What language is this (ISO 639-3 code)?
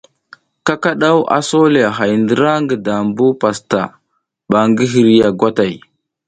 giz